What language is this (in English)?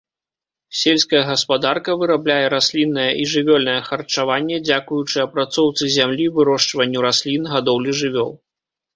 Belarusian